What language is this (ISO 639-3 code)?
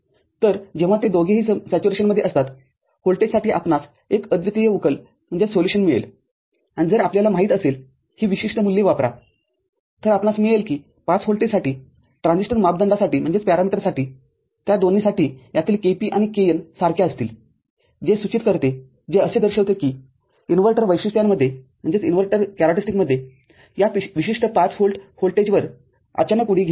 mar